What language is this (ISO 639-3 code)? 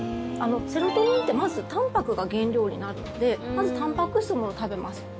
jpn